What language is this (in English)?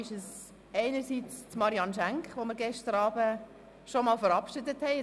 Swiss German